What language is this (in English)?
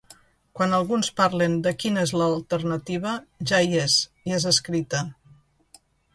Catalan